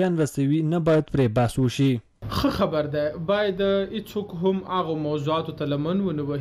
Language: Persian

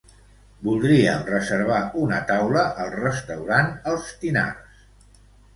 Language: Catalan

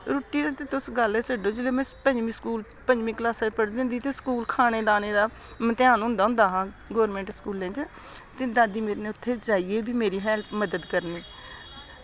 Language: Dogri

